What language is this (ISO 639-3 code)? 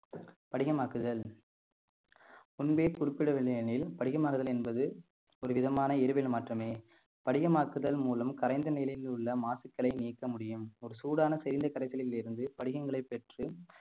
tam